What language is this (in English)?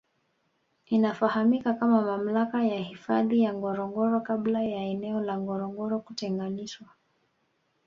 Swahili